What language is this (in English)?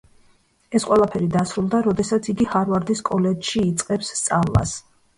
Georgian